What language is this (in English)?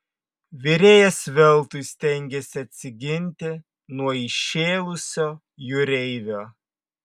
Lithuanian